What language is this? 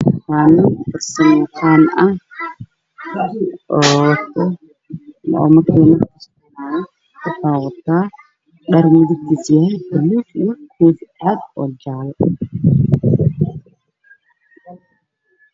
Somali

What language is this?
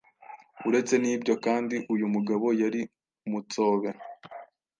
Kinyarwanda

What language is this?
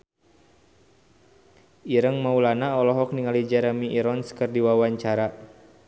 Sundanese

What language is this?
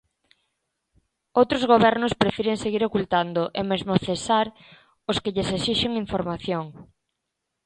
Galician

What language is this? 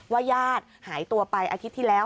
Thai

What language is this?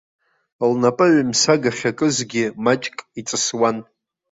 Abkhazian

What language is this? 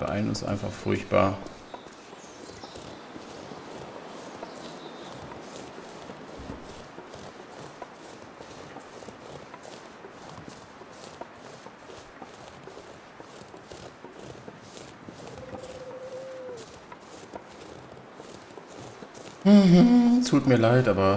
German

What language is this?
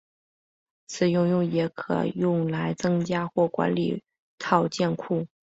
Chinese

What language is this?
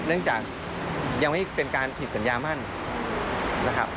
Thai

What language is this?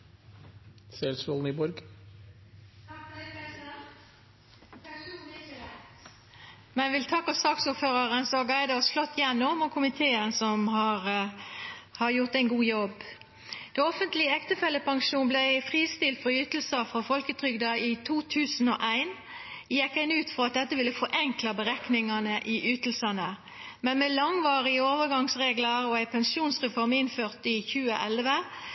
Norwegian Nynorsk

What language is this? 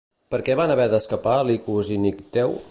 Catalan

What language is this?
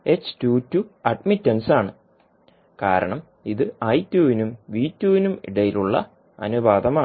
Malayalam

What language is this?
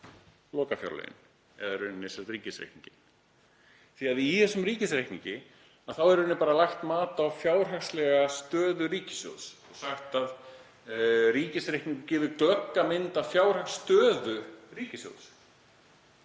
Icelandic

